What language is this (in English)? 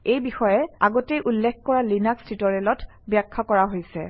Assamese